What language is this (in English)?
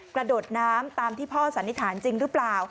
Thai